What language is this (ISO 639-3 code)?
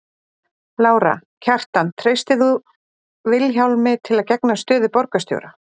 isl